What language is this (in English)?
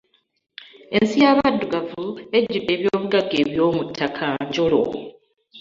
Ganda